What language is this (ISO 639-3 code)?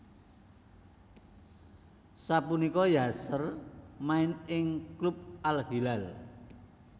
jav